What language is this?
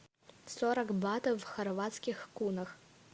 Russian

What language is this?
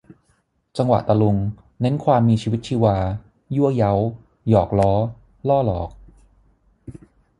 Thai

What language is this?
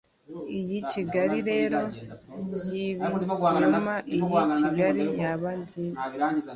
Kinyarwanda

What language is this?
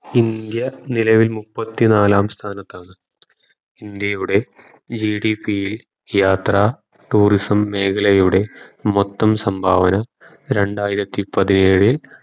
Malayalam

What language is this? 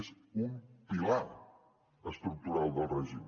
Catalan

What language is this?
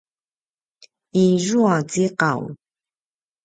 Paiwan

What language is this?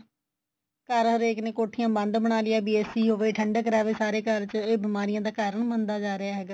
Punjabi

